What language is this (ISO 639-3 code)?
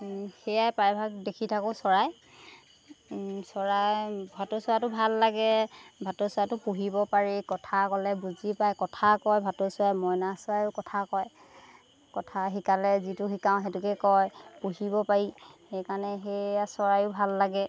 asm